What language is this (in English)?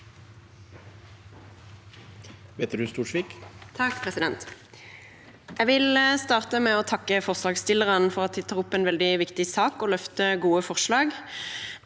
Norwegian